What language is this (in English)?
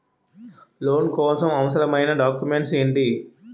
Telugu